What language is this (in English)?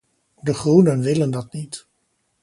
Dutch